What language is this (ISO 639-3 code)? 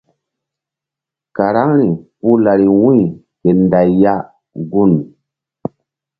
mdd